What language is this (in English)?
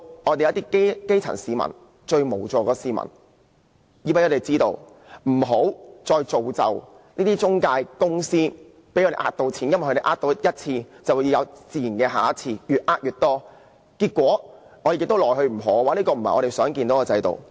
Cantonese